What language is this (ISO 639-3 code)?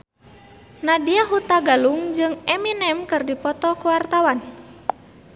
sun